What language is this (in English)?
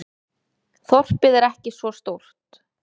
Icelandic